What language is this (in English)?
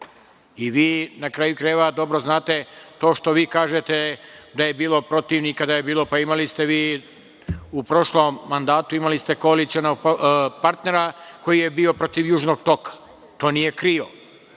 Serbian